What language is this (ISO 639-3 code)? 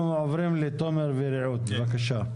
heb